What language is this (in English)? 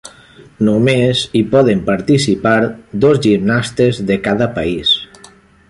Catalan